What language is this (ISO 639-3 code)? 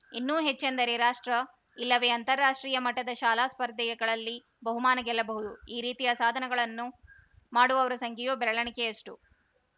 kan